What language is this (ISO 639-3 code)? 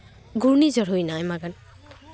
sat